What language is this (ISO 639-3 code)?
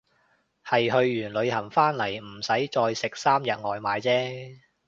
yue